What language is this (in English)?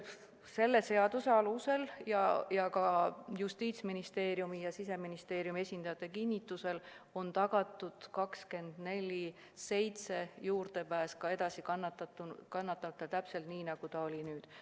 Estonian